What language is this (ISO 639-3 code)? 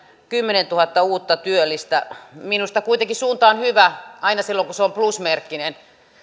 fin